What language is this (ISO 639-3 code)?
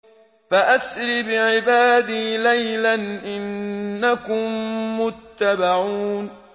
ara